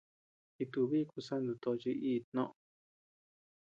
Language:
Tepeuxila Cuicatec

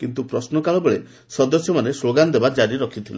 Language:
Odia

